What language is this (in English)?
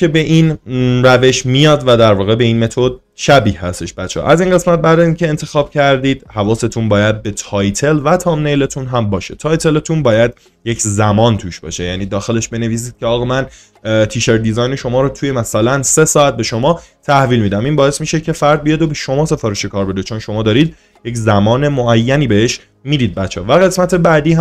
Persian